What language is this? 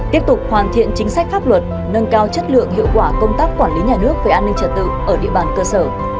Vietnamese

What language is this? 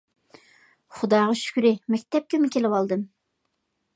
Uyghur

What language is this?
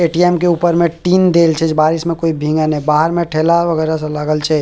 Maithili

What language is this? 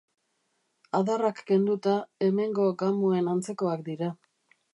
Basque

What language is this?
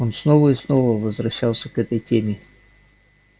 Russian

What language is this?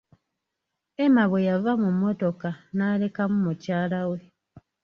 Ganda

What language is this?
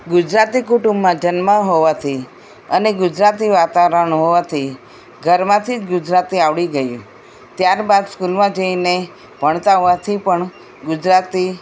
Gujarati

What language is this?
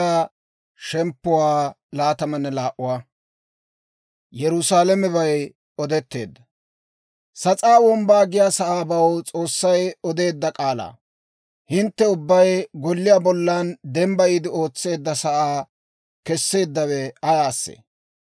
Dawro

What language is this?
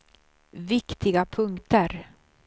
Swedish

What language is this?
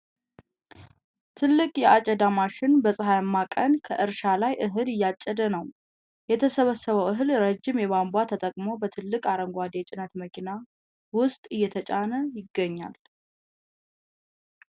Amharic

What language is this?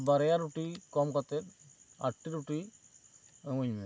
Santali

